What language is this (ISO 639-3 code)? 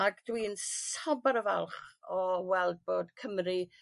cym